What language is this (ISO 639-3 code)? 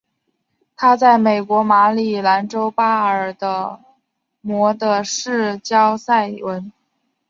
zho